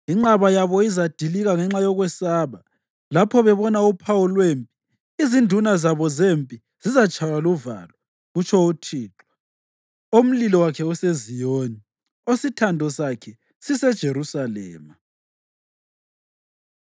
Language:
North Ndebele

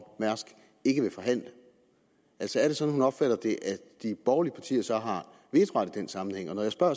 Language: Danish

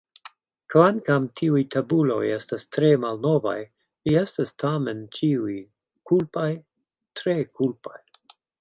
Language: Esperanto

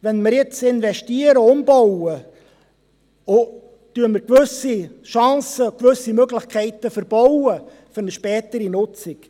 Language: Swiss German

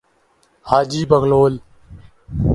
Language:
Urdu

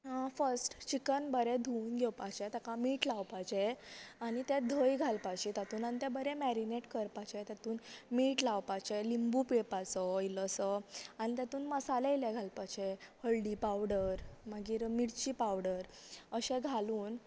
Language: Konkani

